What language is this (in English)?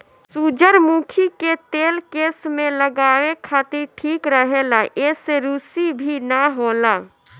Bhojpuri